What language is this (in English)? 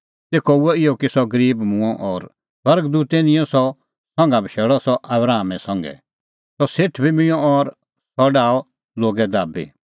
Kullu Pahari